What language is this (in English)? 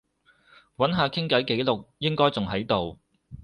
Cantonese